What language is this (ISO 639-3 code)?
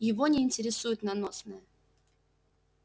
rus